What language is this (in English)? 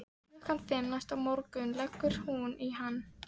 Icelandic